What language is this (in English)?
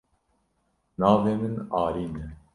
Kurdish